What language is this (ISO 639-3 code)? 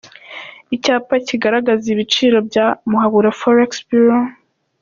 kin